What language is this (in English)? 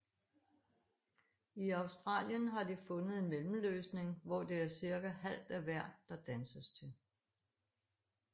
Danish